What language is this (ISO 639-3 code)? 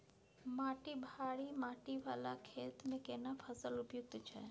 mai